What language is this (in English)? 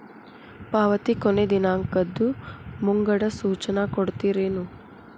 Kannada